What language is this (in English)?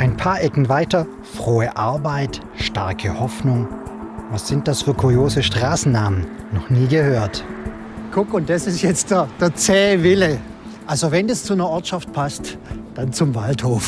German